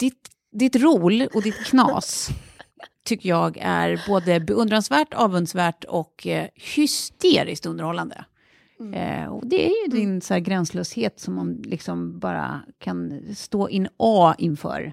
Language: Swedish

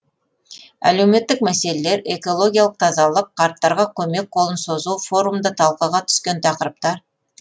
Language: Kazakh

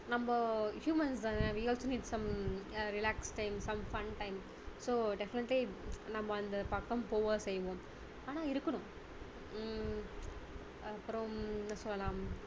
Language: Tamil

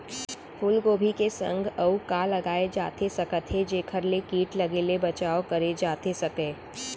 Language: Chhattisgarhi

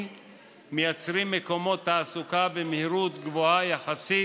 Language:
Hebrew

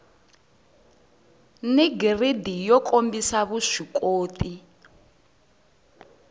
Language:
Tsonga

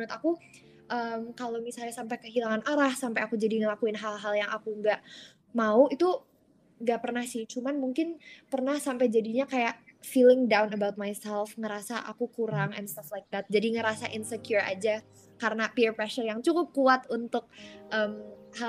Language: Indonesian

